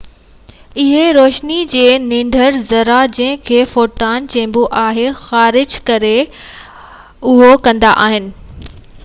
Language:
Sindhi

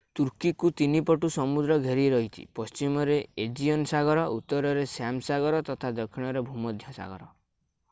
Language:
Odia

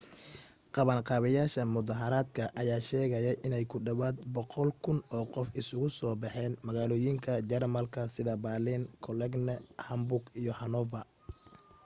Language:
Somali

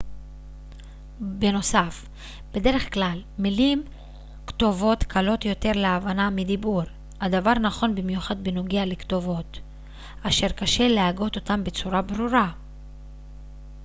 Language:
Hebrew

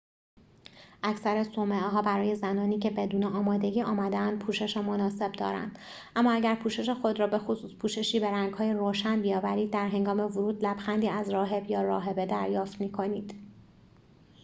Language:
Persian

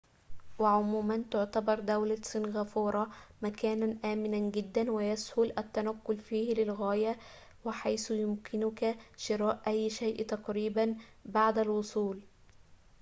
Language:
Arabic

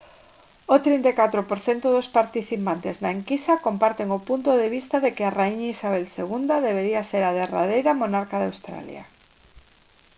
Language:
Galician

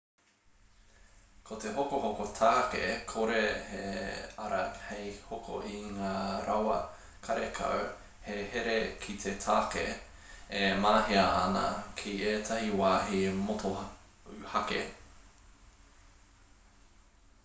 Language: Māori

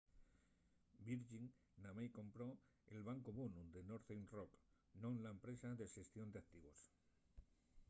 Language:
Asturian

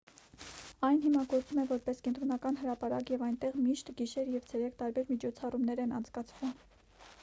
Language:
Armenian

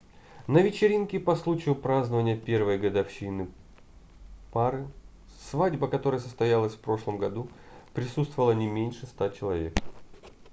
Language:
Russian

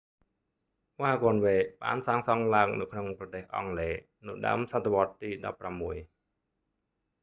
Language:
Khmer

